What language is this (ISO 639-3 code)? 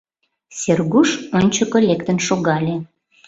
chm